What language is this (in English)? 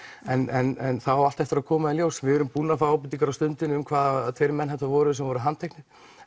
Icelandic